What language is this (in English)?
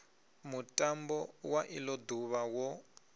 Venda